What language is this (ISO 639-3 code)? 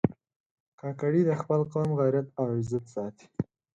pus